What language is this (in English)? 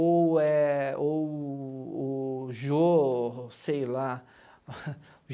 Portuguese